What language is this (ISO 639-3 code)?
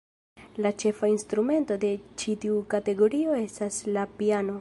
epo